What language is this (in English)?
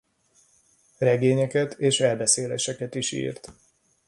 Hungarian